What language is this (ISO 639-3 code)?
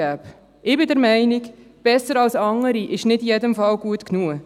gsw